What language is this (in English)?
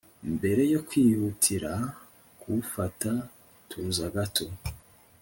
Kinyarwanda